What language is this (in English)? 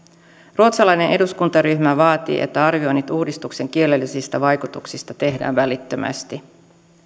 Finnish